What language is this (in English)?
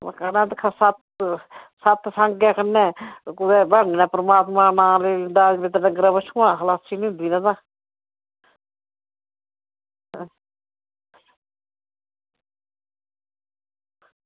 Dogri